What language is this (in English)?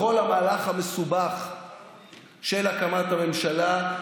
Hebrew